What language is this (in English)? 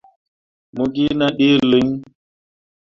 Mundang